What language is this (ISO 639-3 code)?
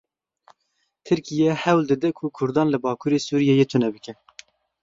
kur